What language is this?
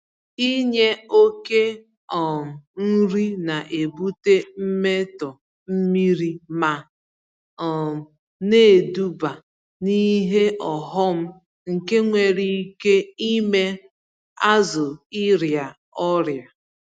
Igbo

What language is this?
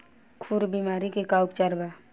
Bhojpuri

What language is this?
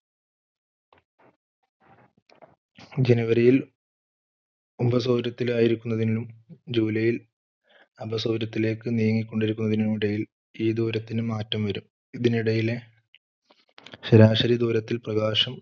Malayalam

